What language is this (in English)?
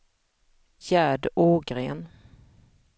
Swedish